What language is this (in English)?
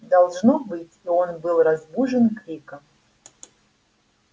Russian